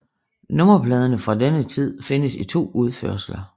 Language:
Danish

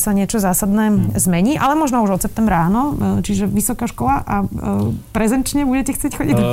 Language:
Slovak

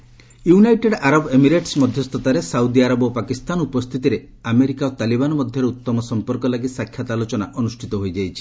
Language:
Odia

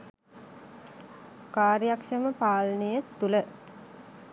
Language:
Sinhala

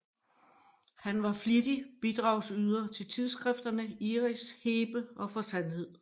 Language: Danish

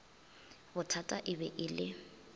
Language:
Northern Sotho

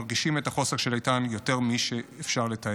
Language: Hebrew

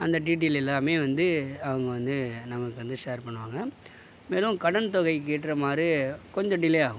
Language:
Tamil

